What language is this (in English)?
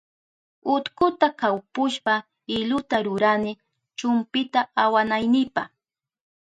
Southern Pastaza Quechua